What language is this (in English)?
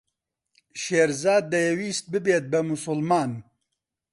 Central Kurdish